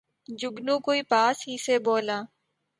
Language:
Urdu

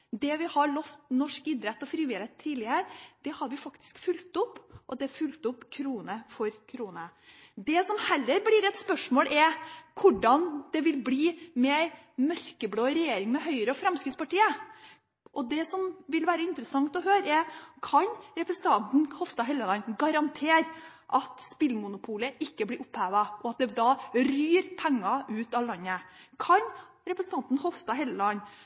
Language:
Norwegian Bokmål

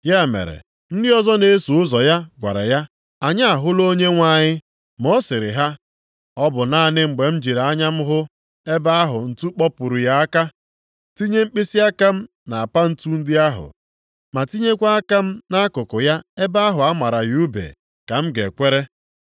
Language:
Igbo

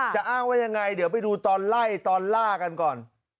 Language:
Thai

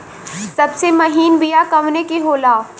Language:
Bhojpuri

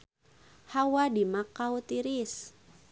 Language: Sundanese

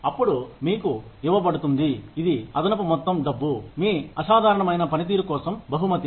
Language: Telugu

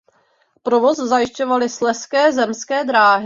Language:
Czech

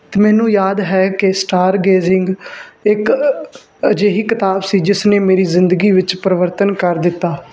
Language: Punjabi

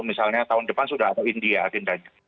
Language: Indonesian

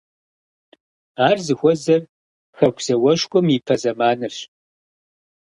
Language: Kabardian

